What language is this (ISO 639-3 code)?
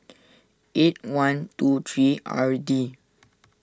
eng